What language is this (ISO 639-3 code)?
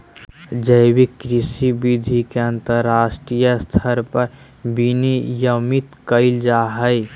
mag